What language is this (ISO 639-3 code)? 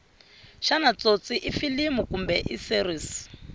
tso